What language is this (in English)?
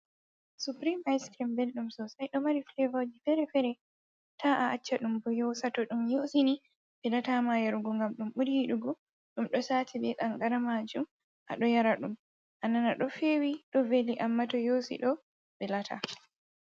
Fula